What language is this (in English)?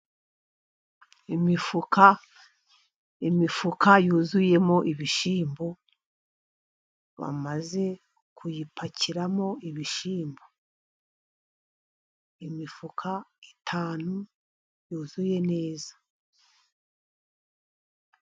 Kinyarwanda